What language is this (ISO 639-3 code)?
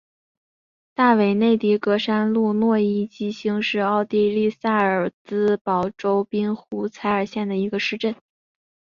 zho